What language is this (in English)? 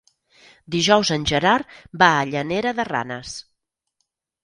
Catalan